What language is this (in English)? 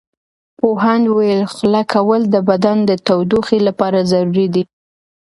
Pashto